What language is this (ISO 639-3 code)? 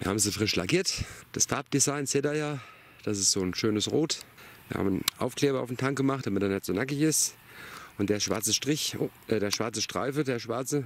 deu